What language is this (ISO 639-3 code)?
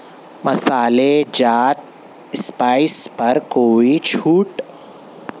urd